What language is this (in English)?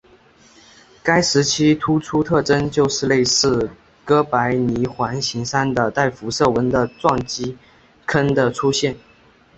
Chinese